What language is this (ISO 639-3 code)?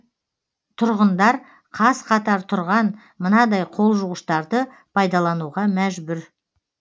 kaz